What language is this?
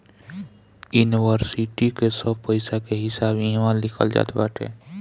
Bhojpuri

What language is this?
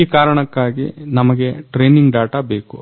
Kannada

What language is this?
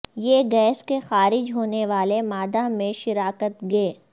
Urdu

